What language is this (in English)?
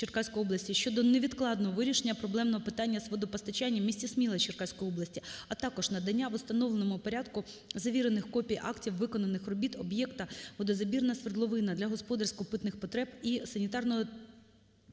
Ukrainian